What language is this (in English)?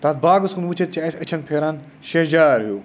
Kashmiri